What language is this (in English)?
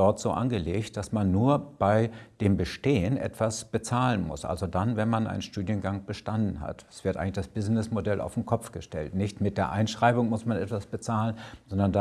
German